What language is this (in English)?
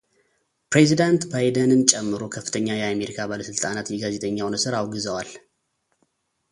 Amharic